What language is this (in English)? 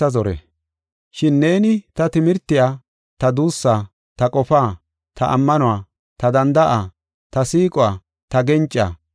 Gofa